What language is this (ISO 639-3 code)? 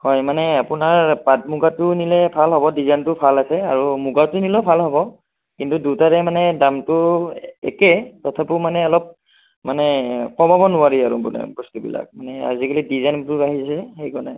asm